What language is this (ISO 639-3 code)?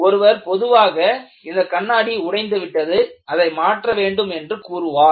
tam